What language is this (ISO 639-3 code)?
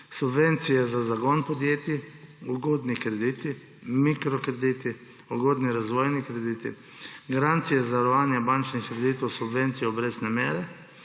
slv